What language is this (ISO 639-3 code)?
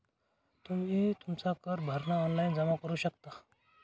mar